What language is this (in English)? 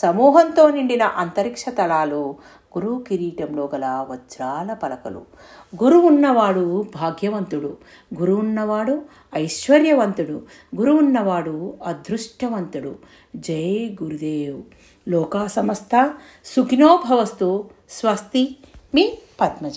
Telugu